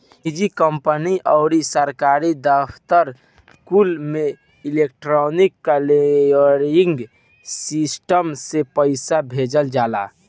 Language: Bhojpuri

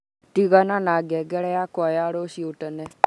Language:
Kikuyu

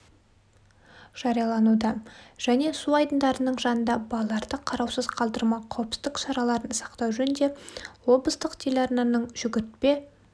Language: Kazakh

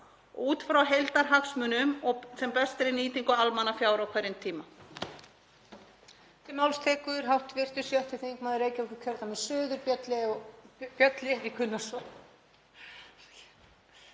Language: Icelandic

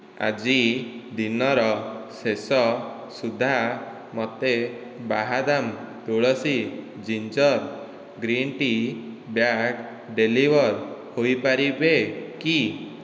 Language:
Odia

